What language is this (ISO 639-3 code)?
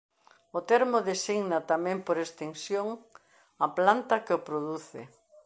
glg